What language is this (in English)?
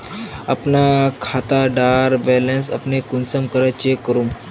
Magahi